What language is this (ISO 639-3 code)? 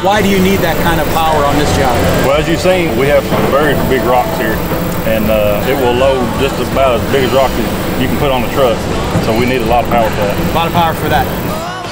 eng